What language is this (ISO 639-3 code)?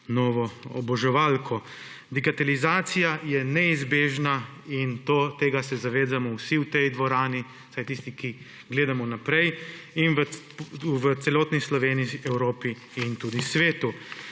slv